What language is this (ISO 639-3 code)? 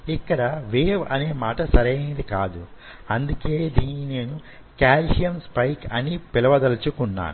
tel